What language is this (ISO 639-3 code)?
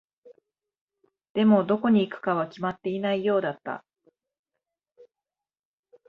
jpn